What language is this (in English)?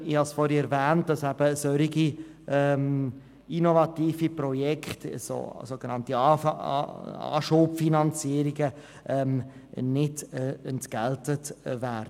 Swiss German